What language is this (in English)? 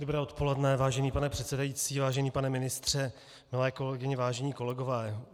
Czech